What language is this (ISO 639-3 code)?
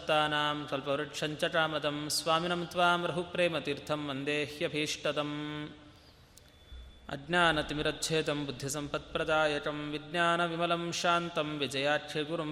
kan